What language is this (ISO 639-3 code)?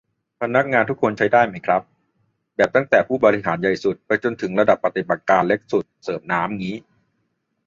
tha